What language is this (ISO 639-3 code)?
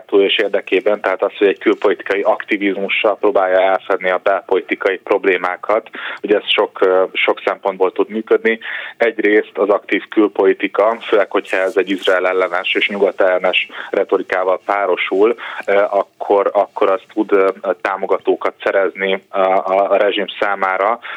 hun